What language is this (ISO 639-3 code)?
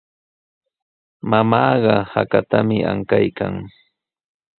qws